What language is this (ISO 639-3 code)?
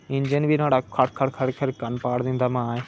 doi